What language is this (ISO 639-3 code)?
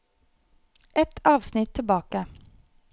nor